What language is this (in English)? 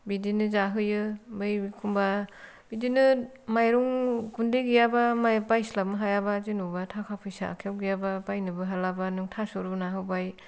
Bodo